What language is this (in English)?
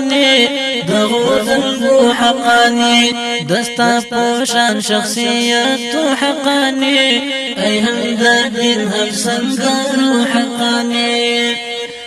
Arabic